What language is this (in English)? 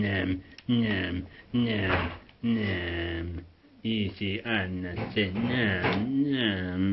Finnish